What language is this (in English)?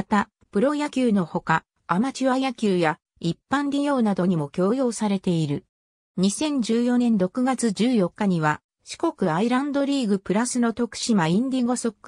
Japanese